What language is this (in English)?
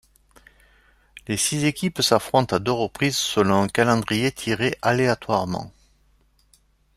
French